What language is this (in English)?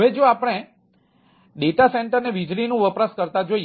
Gujarati